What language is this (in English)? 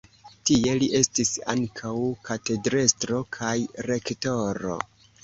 Esperanto